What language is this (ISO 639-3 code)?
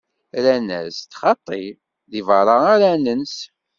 kab